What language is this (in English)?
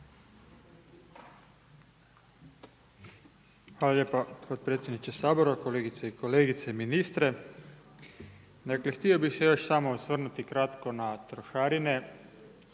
Croatian